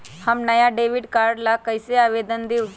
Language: Magahi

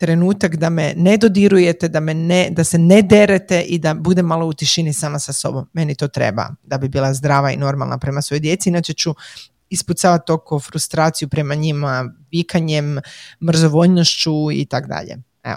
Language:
Croatian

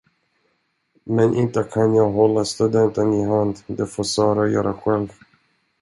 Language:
Swedish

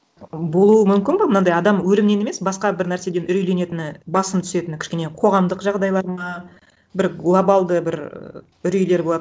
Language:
Kazakh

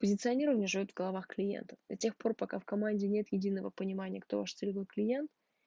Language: Russian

